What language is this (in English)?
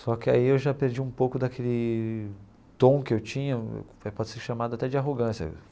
Portuguese